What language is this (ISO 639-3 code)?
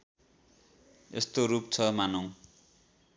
nep